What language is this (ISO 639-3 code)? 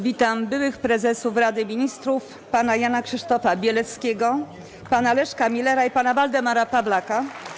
pol